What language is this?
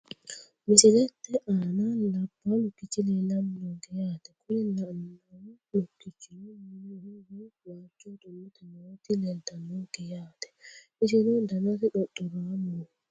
Sidamo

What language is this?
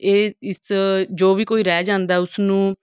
Punjabi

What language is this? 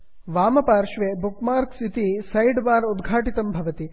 Sanskrit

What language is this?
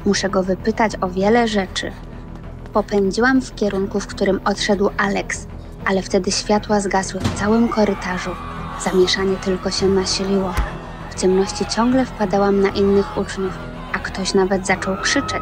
Polish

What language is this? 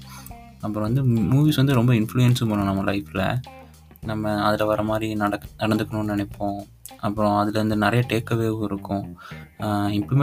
Tamil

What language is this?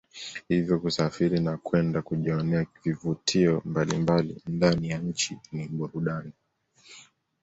Swahili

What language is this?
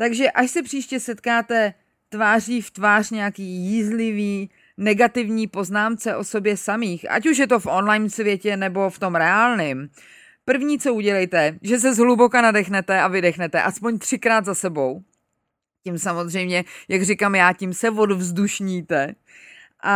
Czech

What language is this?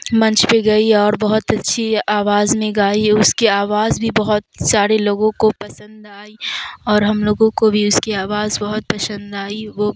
Urdu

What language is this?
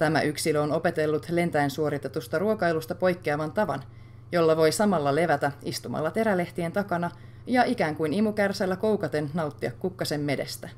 Finnish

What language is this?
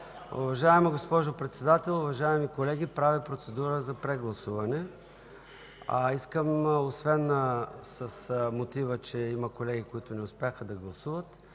Bulgarian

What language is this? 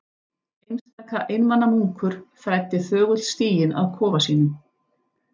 Icelandic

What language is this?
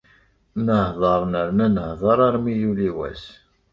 Kabyle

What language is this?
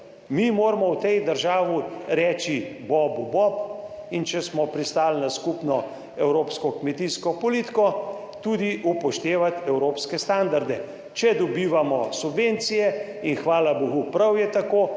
Slovenian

